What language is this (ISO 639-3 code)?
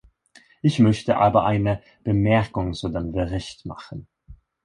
deu